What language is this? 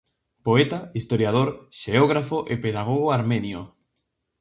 Galician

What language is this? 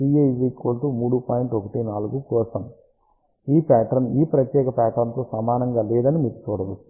Telugu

